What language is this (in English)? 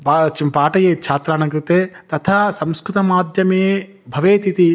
Sanskrit